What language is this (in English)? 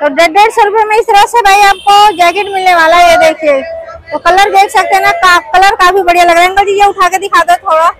Hindi